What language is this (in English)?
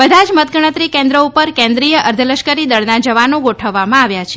Gujarati